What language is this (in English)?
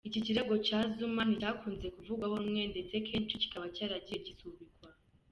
Kinyarwanda